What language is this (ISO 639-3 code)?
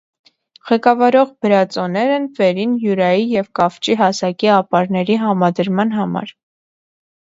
hye